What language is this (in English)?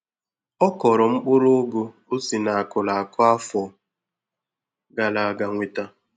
Igbo